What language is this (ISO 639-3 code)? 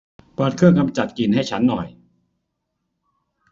tha